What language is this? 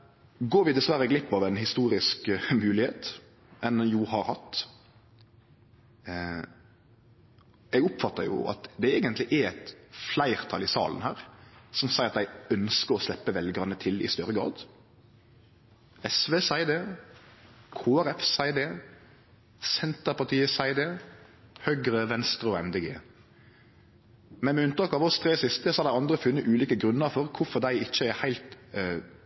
Norwegian Nynorsk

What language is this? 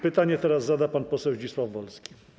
Polish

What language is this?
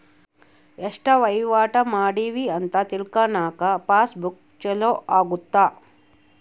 Kannada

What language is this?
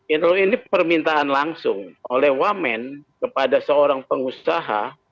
Indonesian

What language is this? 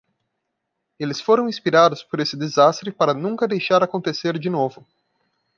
Portuguese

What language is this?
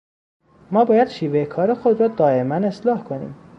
Persian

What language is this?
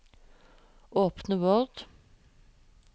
Norwegian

